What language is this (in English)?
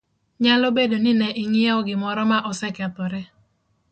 Luo (Kenya and Tanzania)